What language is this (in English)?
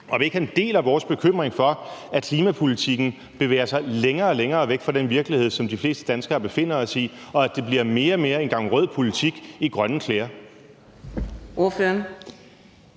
Danish